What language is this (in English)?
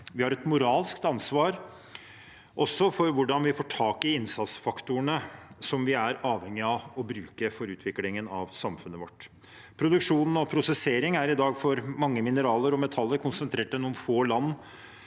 Norwegian